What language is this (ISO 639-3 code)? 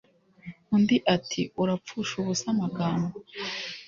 kin